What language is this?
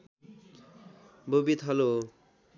Nepali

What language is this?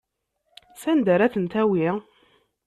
Kabyle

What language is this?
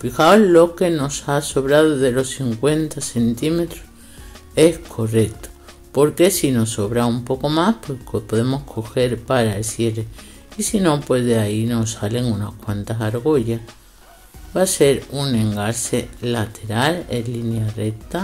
Spanish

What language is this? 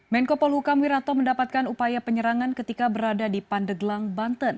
Indonesian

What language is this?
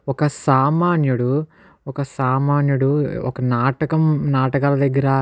Telugu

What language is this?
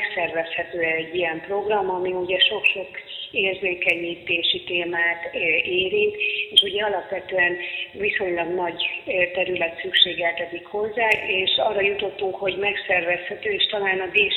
Hungarian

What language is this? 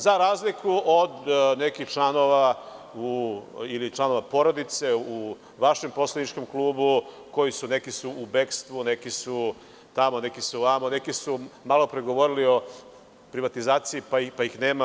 Serbian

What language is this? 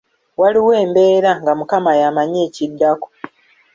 Ganda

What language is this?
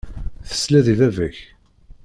Kabyle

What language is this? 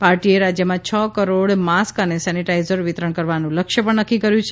Gujarati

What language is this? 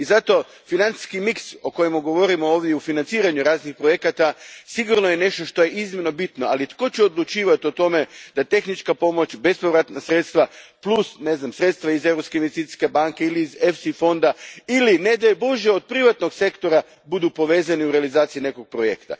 Croatian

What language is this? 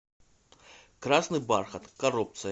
Russian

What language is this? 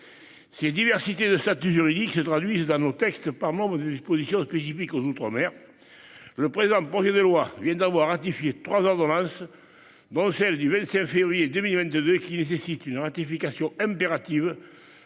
French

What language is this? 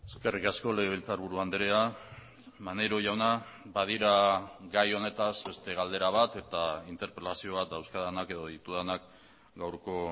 Basque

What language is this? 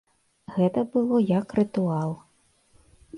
Belarusian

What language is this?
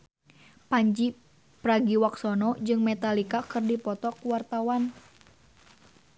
Sundanese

